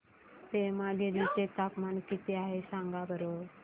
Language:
Marathi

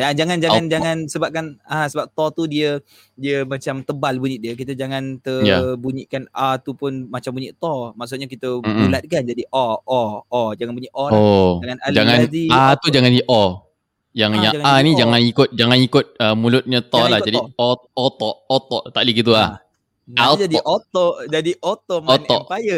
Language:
Malay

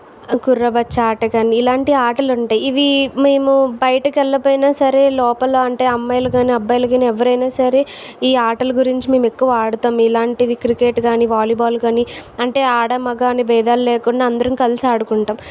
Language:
Telugu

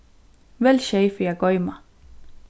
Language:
Faroese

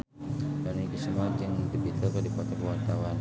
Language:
Sundanese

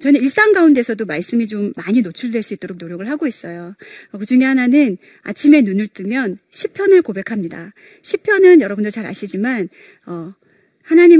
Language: Korean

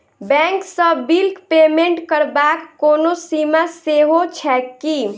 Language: Maithili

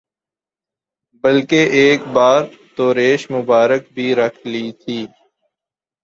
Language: Urdu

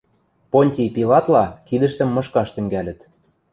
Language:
Western Mari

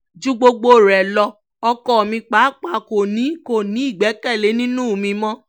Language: Yoruba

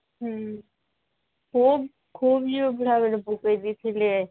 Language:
Odia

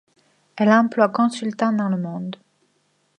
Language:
French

